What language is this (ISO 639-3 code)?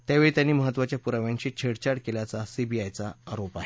mar